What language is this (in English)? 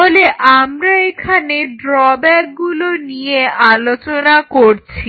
Bangla